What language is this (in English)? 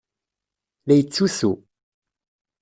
Kabyle